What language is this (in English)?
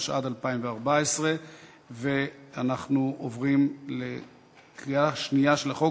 Hebrew